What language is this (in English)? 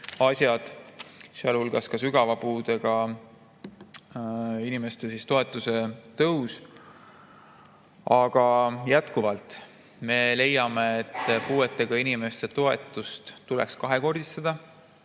Estonian